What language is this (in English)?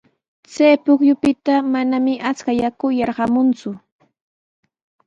Sihuas Ancash Quechua